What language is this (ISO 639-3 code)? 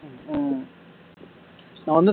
tam